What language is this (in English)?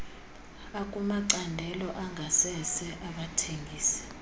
Xhosa